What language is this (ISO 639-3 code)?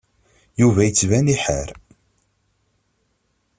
kab